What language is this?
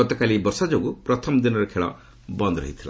Odia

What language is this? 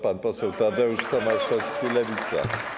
Polish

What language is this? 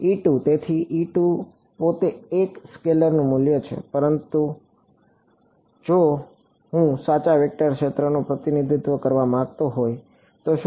Gujarati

